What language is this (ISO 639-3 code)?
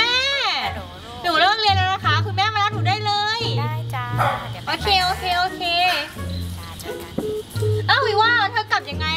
tha